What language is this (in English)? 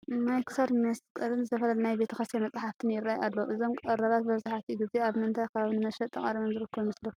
Tigrinya